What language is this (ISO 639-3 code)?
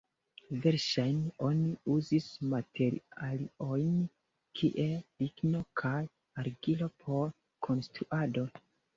epo